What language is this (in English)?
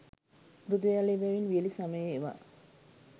Sinhala